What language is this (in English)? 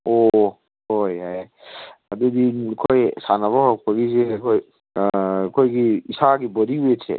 Manipuri